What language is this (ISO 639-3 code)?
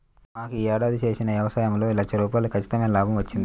tel